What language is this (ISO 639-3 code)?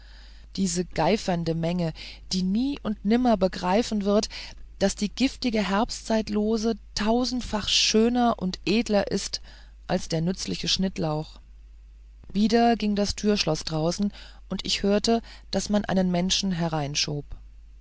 deu